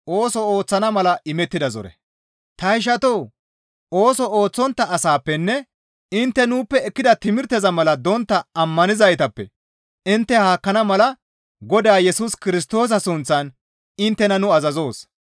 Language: Gamo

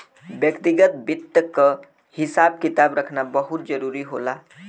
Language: Bhojpuri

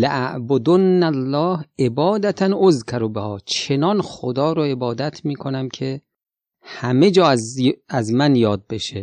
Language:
Persian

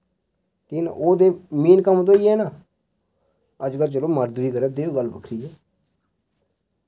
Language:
Dogri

